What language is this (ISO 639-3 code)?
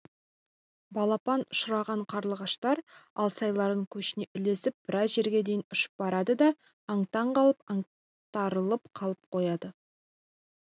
kaz